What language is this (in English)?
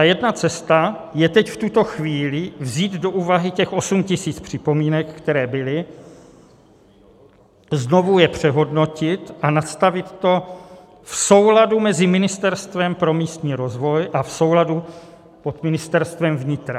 Czech